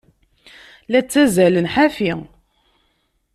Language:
Kabyle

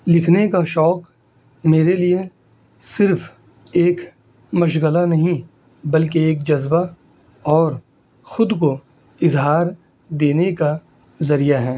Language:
Urdu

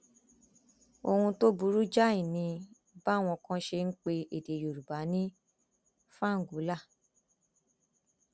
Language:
Yoruba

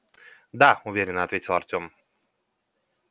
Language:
Russian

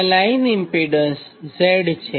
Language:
Gujarati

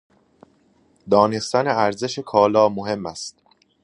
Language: Persian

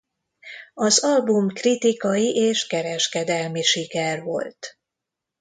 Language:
Hungarian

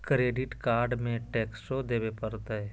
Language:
Magahi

